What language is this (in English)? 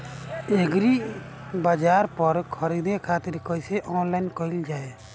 Bhojpuri